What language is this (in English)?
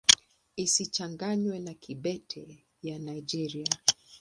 Swahili